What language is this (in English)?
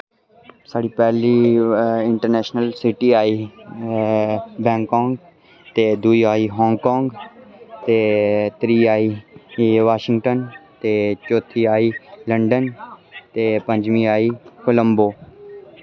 Dogri